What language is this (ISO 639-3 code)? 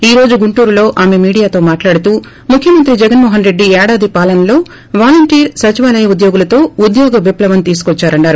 tel